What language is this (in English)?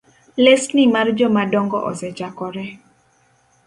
Luo (Kenya and Tanzania)